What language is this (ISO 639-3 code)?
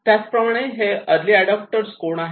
mar